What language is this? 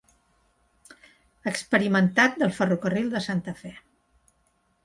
Catalan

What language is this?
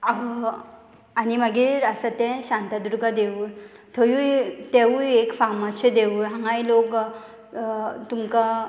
Konkani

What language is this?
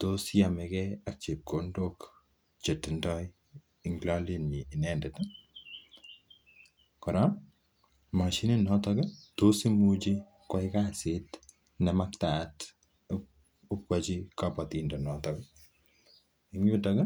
Kalenjin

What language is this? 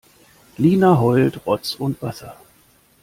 German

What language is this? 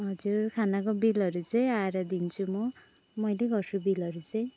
Nepali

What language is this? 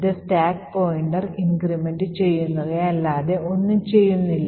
Malayalam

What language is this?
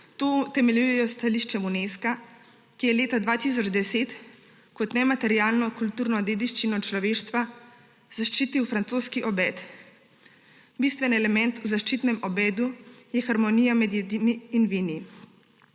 Slovenian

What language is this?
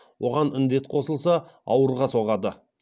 Kazakh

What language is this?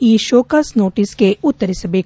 Kannada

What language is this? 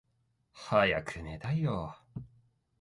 Japanese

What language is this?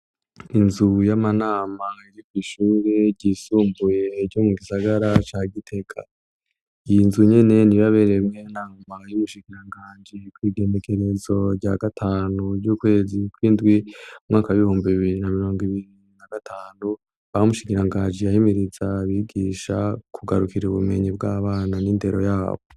Rundi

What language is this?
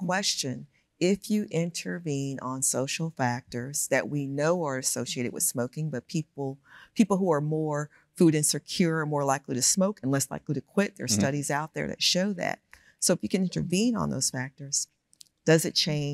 English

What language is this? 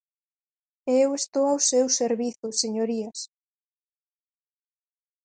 Galician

